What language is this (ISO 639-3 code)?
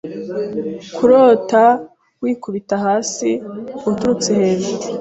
kin